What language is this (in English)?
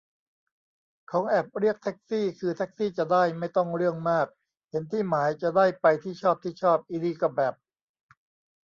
Thai